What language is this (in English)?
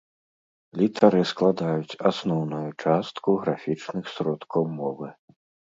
Belarusian